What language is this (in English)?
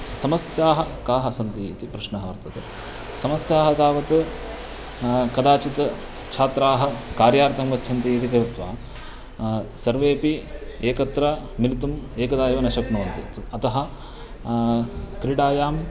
Sanskrit